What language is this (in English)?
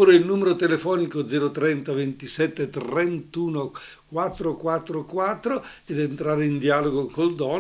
Italian